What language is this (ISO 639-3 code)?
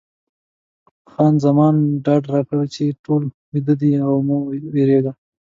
pus